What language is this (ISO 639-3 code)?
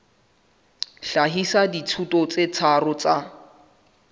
sot